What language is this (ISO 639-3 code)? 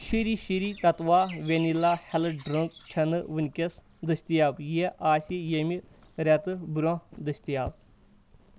kas